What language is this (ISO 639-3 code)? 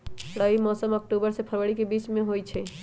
mag